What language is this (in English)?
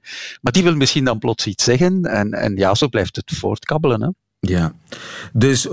Dutch